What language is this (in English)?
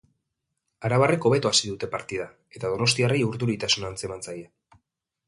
Basque